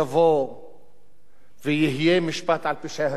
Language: Hebrew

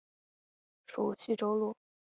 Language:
Chinese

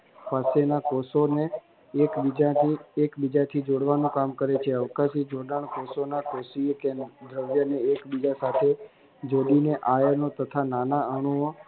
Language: Gujarati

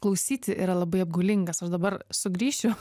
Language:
Lithuanian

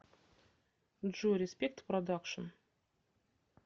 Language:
Russian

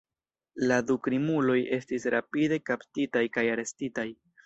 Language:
Esperanto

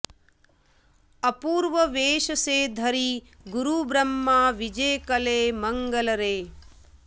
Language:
Sanskrit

